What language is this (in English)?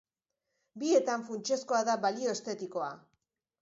Basque